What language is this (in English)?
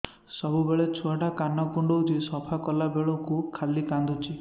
Odia